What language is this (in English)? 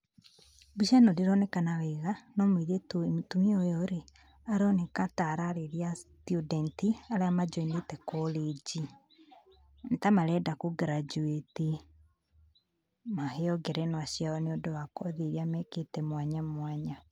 Kikuyu